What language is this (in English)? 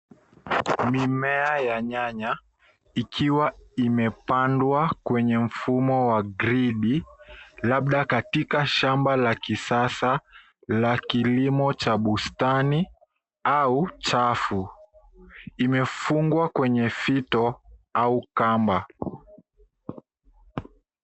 Swahili